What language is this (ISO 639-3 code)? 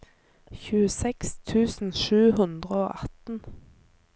nor